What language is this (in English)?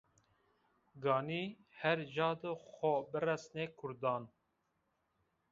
Zaza